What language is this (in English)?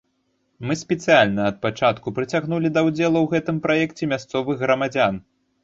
Belarusian